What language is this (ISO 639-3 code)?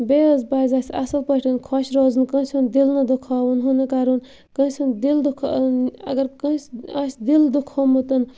kas